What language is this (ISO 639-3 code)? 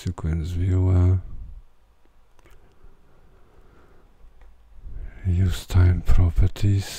pol